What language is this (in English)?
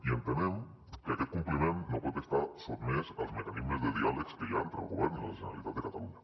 Catalan